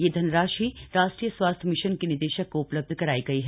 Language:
Hindi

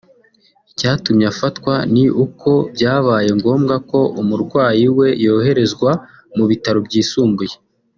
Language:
Kinyarwanda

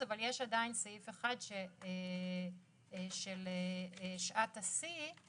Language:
Hebrew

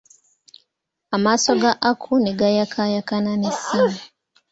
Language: Ganda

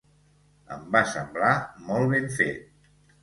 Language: Catalan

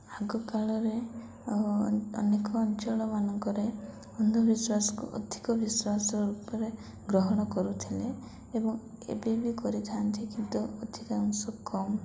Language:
Odia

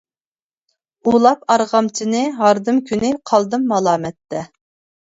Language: Uyghur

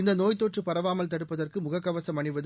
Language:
Tamil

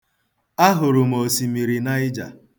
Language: Igbo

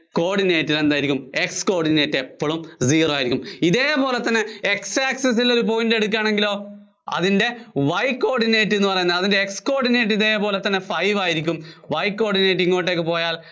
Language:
Malayalam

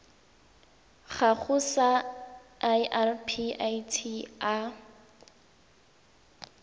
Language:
Tswana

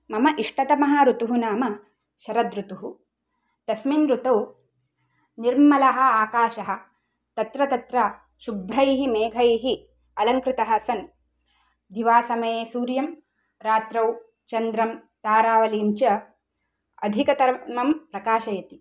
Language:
Sanskrit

